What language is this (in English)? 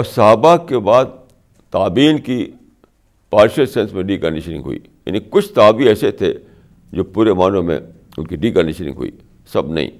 Urdu